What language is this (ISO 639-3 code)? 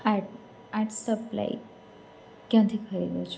guj